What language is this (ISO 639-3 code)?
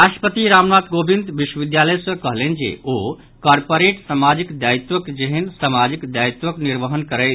mai